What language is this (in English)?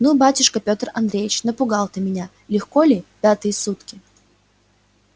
Russian